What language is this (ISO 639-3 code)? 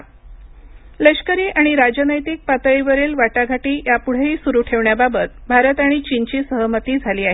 mar